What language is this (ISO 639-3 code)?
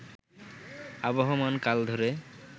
ben